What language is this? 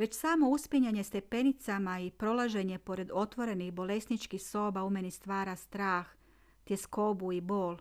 Croatian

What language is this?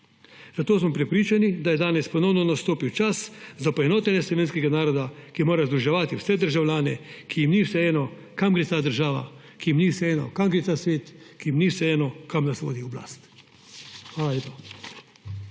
Slovenian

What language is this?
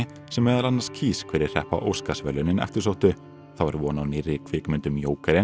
Icelandic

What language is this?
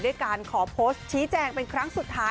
Thai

